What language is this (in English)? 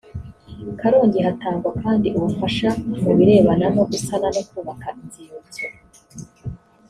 Kinyarwanda